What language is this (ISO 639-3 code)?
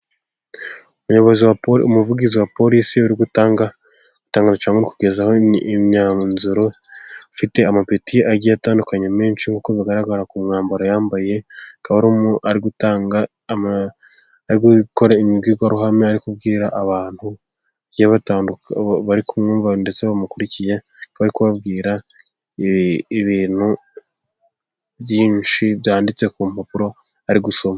kin